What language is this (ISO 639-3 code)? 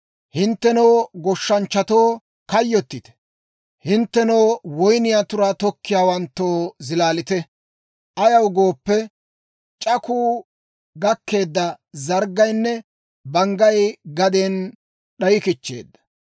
dwr